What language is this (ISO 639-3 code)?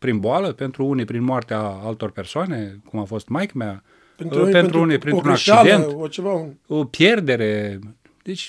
ron